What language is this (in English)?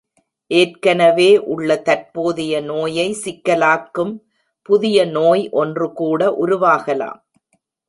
Tamil